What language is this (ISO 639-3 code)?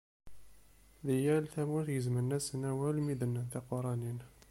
kab